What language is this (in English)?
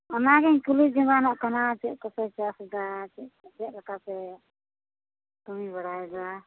Santali